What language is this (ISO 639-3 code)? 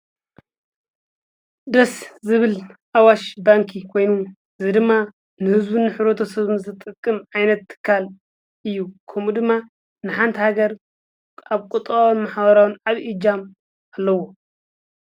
tir